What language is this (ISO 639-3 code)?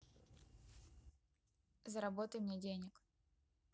rus